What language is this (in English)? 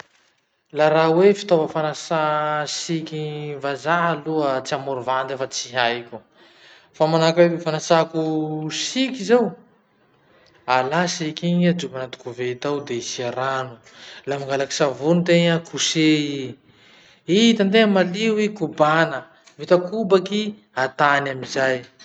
Masikoro Malagasy